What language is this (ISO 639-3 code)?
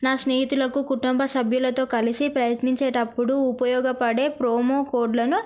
tel